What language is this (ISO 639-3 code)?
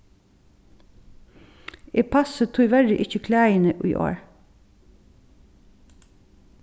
fao